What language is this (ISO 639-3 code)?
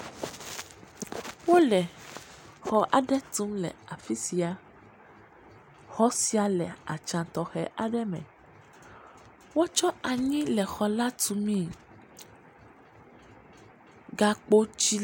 ewe